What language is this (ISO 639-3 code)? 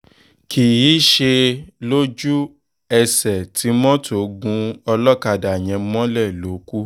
yor